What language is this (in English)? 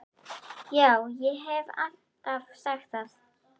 Icelandic